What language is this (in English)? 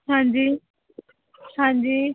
Punjabi